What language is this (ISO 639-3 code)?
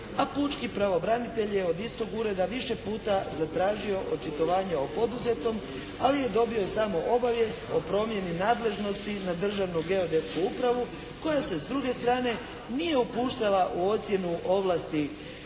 hrv